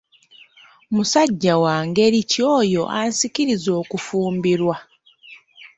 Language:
Ganda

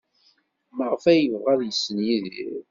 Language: Kabyle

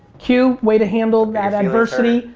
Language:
English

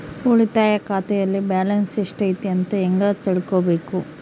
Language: Kannada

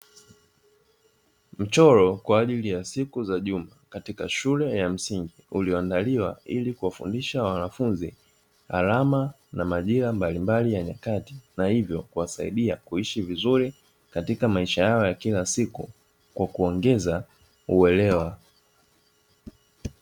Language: Swahili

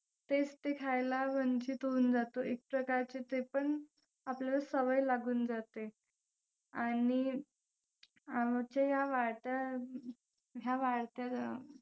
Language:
Marathi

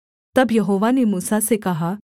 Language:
Hindi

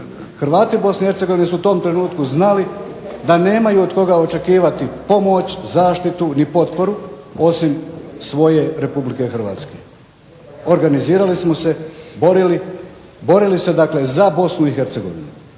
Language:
Croatian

